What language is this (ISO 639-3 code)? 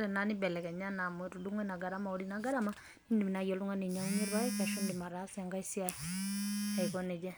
mas